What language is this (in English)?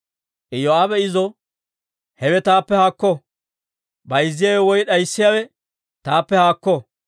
Dawro